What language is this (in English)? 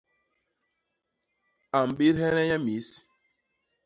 Basaa